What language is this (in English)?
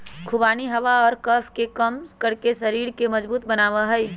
Magahi